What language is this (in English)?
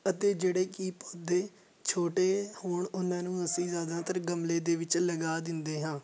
Punjabi